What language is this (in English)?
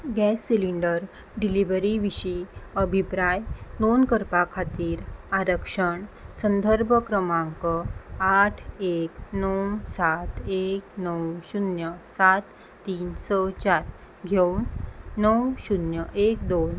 Konkani